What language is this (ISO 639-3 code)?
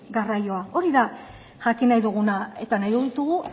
eus